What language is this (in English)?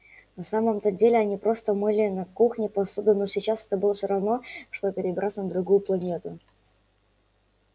Russian